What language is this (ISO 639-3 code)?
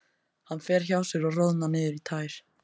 isl